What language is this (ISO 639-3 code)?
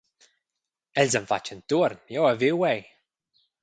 roh